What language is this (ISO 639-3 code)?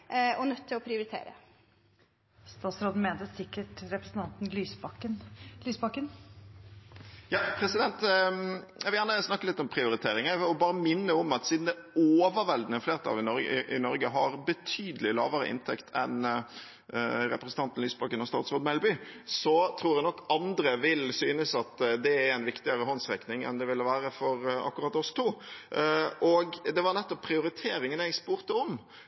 nor